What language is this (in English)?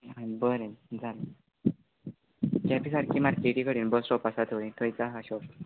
Konkani